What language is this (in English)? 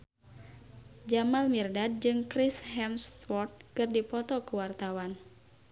Sundanese